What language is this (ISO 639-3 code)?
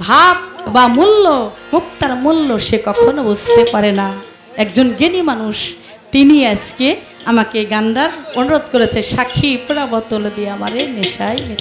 hin